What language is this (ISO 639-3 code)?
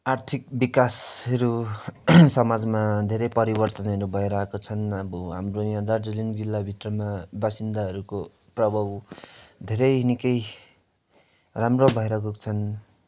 nep